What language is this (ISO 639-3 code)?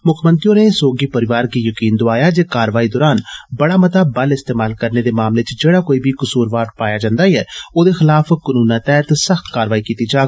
doi